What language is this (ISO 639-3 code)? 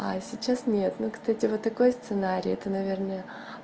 rus